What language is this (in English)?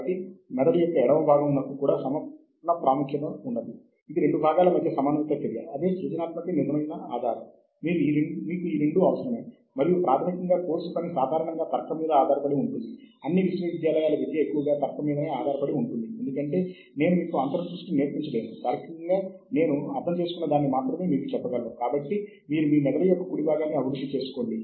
Telugu